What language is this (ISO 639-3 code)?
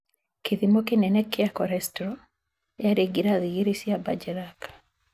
kik